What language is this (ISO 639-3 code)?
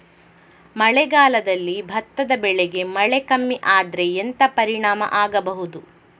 kan